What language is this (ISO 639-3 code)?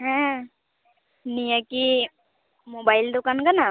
sat